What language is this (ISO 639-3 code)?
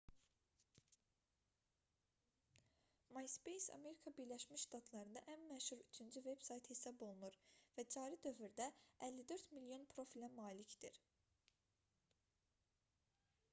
aze